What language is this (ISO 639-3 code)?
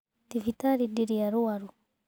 kik